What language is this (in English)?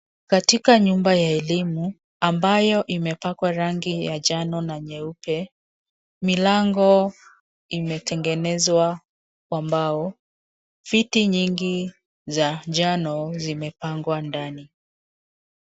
Swahili